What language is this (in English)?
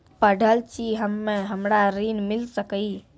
Maithili